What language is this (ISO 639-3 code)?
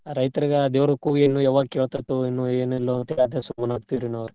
kan